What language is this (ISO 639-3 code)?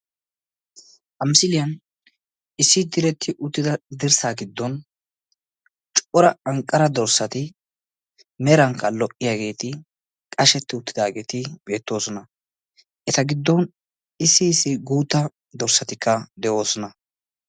wal